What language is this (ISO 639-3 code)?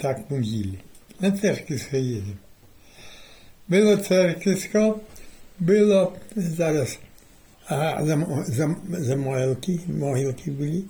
pol